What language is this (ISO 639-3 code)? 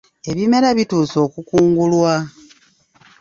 lug